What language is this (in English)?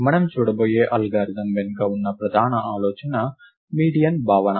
Telugu